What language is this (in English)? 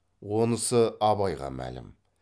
Kazakh